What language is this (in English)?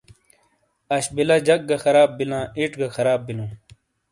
Shina